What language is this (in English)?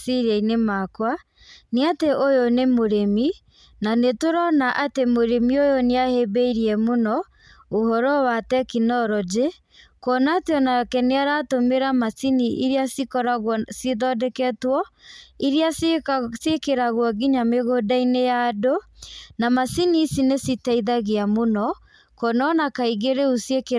Kikuyu